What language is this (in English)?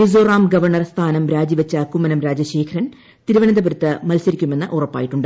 Malayalam